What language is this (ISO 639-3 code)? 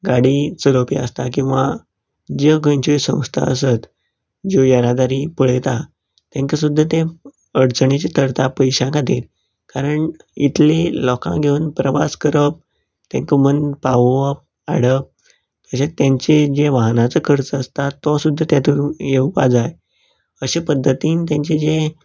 kok